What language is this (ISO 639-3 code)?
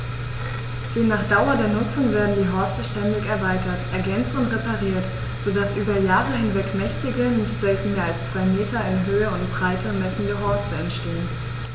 deu